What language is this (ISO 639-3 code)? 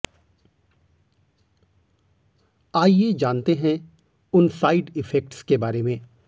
hin